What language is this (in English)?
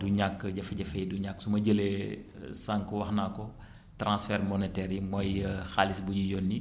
Wolof